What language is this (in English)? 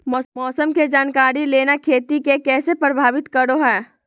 Magahi